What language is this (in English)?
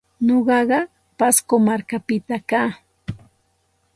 Santa Ana de Tusi Pasco Quechua